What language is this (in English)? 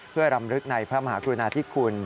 Thai